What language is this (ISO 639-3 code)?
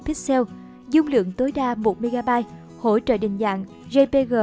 vie